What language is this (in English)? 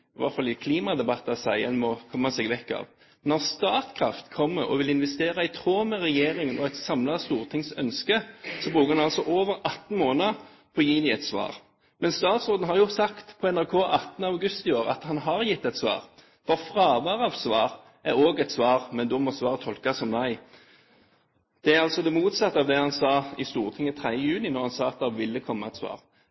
Norwegian Bokmål